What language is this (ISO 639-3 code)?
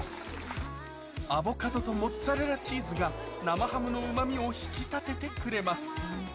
jpn